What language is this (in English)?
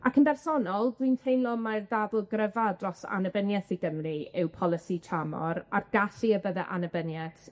Welsh